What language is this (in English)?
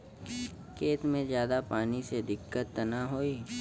Bhojpuri